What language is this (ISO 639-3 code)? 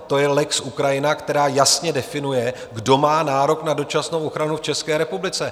ces